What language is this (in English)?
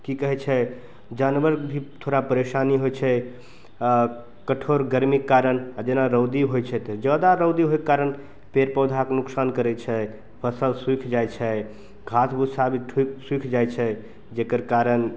Maithili